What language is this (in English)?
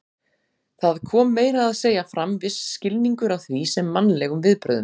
Icelandic